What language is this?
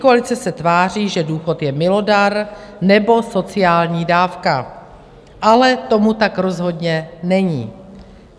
Czech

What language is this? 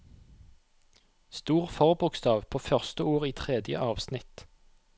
Norwegian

